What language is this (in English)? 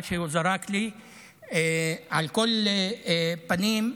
Hebrew